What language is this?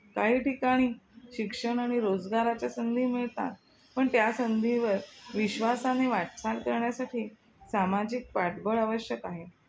Marathi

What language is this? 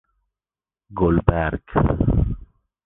Persian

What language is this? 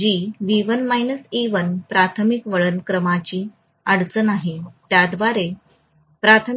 Marathi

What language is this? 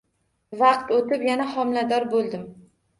Uzbek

